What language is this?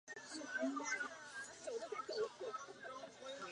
Chinese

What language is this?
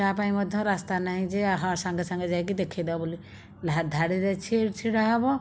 Odia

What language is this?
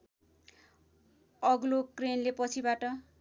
Nepali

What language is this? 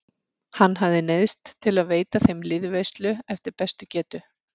Icelandic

